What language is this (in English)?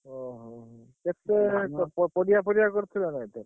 Odia